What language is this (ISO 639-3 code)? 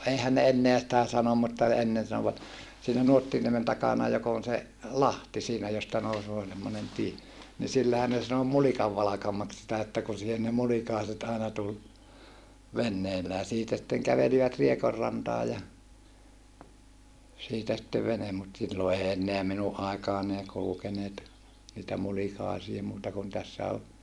fin